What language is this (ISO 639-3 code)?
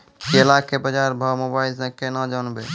mai